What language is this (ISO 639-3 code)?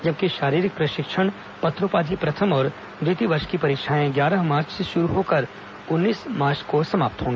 hin